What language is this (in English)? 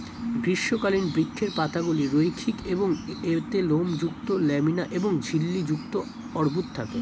Bangla